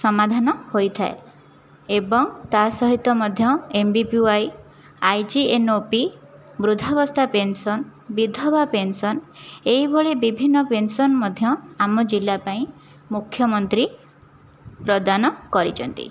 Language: Odia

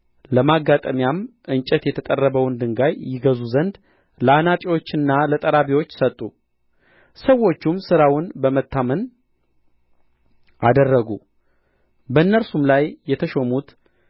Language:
Amharic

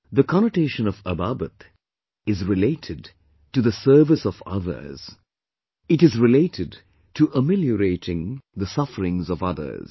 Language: English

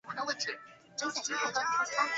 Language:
Chinese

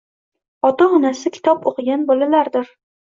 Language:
Uzbek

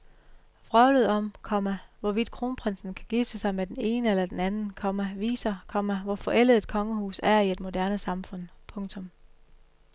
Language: Danish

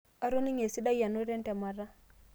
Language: Masai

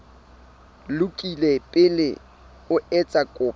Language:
Southern Sotho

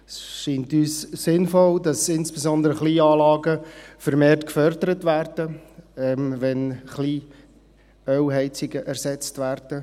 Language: Swiss German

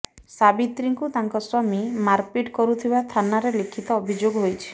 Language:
Odia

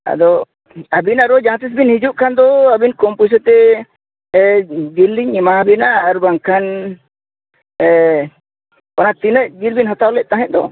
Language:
Santali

